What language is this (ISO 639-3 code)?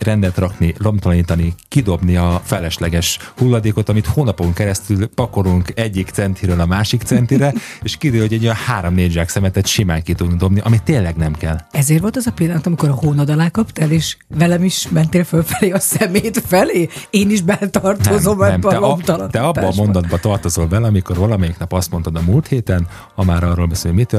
hun